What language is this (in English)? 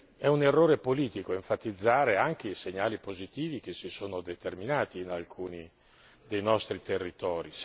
Italian